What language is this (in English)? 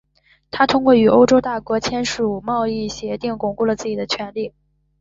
Chinese